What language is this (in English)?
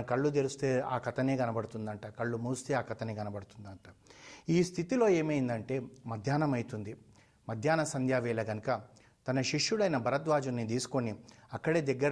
Telugu